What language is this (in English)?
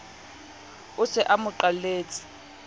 Southern Sotho